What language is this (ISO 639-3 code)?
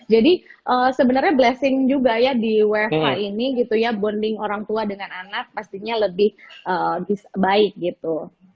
ind